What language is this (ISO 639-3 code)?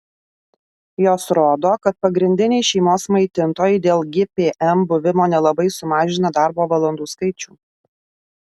lit